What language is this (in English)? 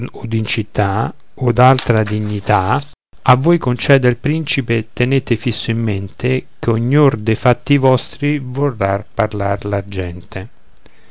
Italian